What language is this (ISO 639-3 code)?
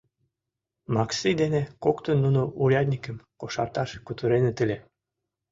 chm